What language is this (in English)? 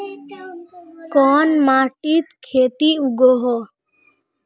Magahi